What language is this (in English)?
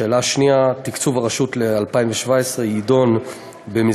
Hebrew